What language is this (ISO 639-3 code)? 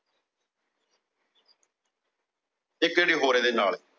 pan